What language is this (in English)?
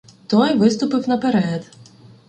Ukrainian